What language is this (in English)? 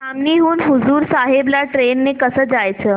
Marathi